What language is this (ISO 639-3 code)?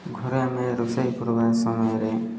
ori